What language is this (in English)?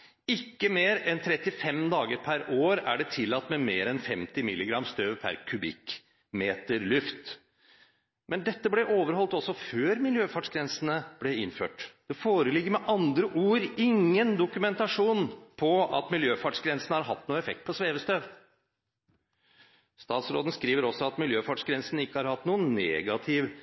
Norwegian Bokmål